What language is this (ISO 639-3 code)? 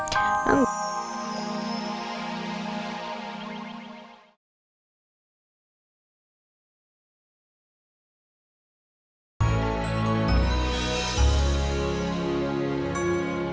ind